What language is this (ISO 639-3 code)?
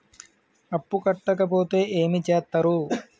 tel